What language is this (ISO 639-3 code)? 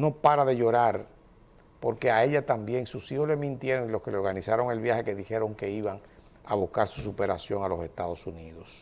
spa